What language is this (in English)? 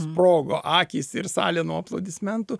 Lithuanian